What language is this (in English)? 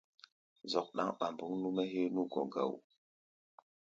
Gbaya